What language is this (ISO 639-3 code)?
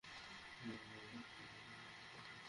ben